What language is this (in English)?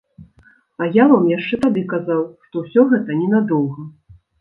Belarusian